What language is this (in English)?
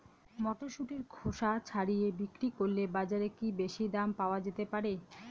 Bangla